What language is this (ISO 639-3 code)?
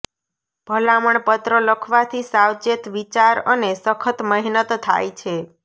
guj